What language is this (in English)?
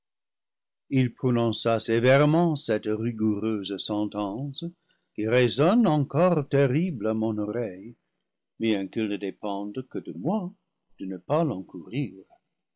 French